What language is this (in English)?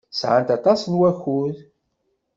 Kabyle